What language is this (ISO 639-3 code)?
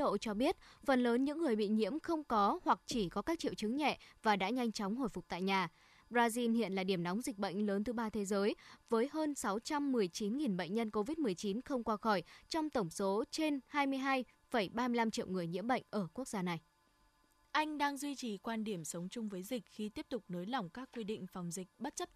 vie